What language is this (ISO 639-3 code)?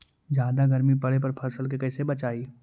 mag